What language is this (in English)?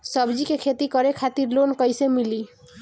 Bhojpuri